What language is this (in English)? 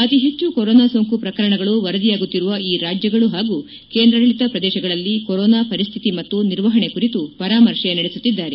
Kannada